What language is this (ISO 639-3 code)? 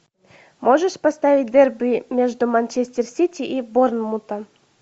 rus